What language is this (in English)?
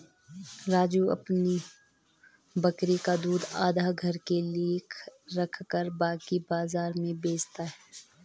Hindi